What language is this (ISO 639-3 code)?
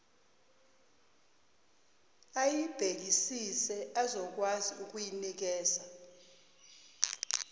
zul